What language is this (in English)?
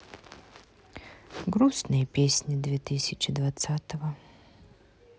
Russian